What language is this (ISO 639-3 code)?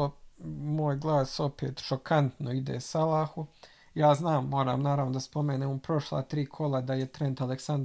hrv